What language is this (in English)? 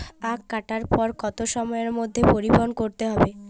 Bangla